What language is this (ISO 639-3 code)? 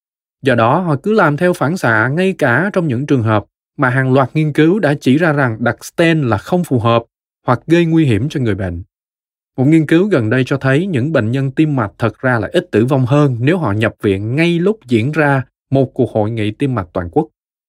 vie